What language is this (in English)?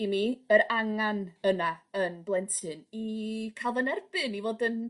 Welsh